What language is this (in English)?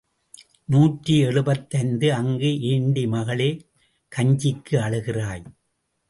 Tamil